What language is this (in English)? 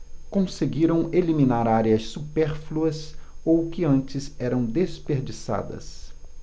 Portuguese